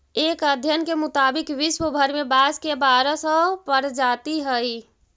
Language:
Magahi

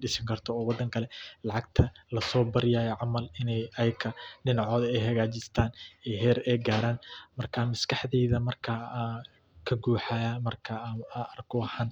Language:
Somali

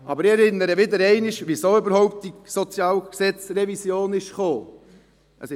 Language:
Swiss German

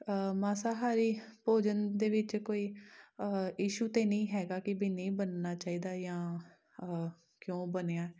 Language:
Punjabi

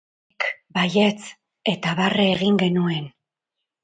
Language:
Basque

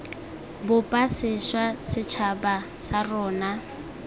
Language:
Tswana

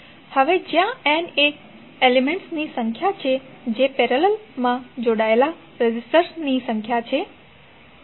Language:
Gujarati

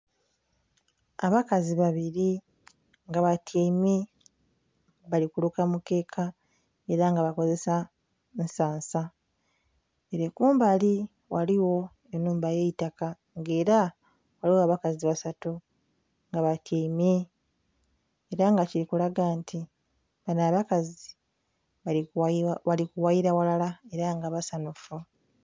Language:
Soga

